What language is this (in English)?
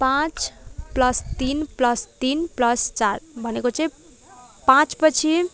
Nepali